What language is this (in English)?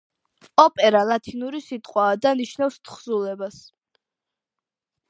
Georgian